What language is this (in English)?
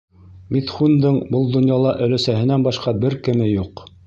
Bashkir